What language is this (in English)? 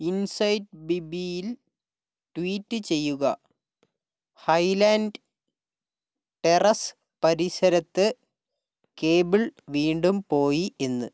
Malayalam